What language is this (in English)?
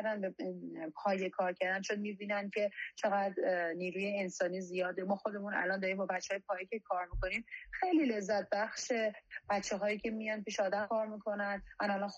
Persian